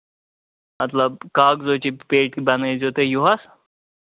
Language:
Kashmiri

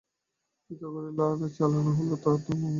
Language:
Bangla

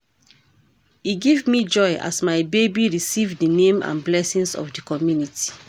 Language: Nigerian Pidgin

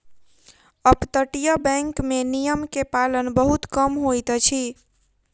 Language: Maithili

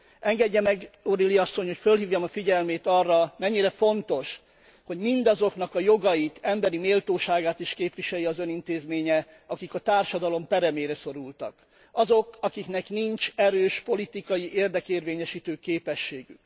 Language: Hungarian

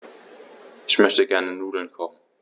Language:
German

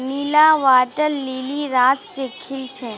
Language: Magahi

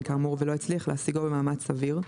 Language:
Hebrew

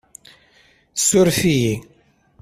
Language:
Kabyle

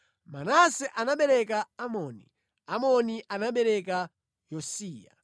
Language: Nyanja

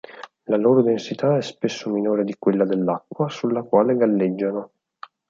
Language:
Italian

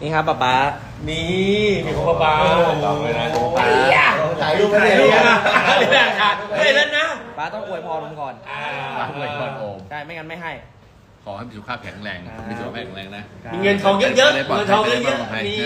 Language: Thai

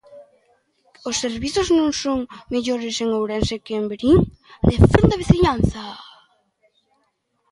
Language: Galician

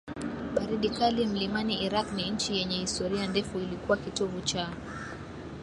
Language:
Swahili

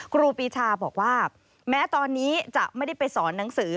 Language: Thai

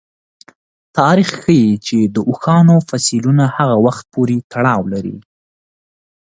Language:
Pashto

